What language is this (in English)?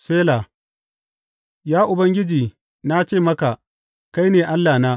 Hausa